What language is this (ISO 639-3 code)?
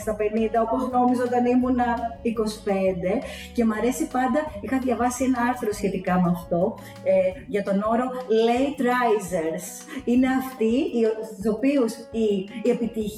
ell